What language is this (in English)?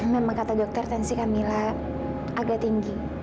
Indonesian